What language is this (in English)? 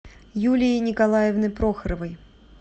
Russian